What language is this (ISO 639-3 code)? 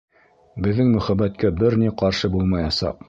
bak